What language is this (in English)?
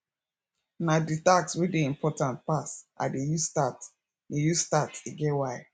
Nigerian Pidgin